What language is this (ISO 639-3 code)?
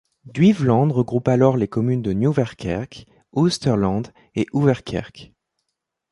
fra